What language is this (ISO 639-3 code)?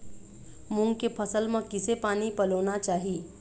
hne